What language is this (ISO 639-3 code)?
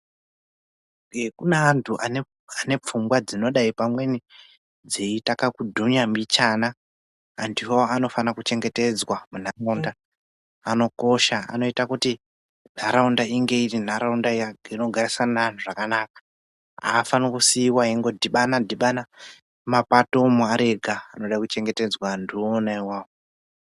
ndc